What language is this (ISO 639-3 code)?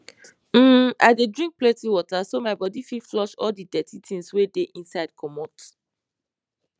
pcm